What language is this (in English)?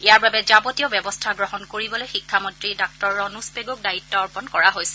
Assamese